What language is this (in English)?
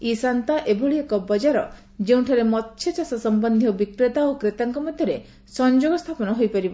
Odia